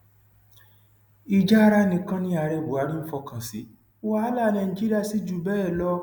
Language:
Yoruba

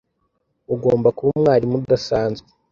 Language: Kinyarwanda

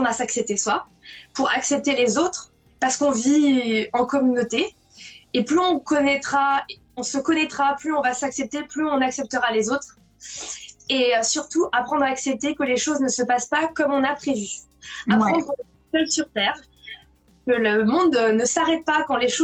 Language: French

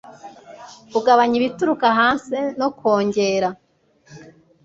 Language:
Kinyarwanda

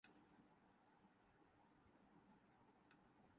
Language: Urdu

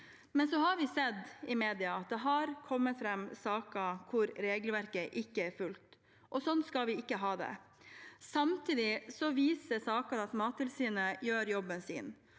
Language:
Norwegian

